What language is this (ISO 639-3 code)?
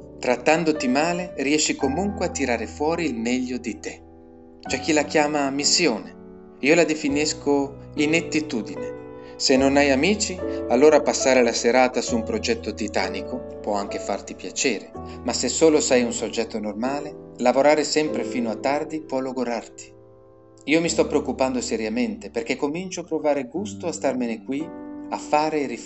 ita